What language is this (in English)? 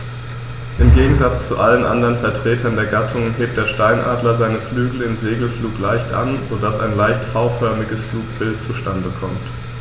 German